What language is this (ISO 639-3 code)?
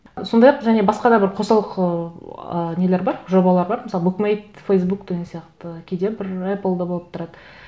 kaz